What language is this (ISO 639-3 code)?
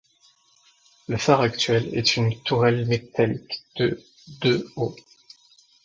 fra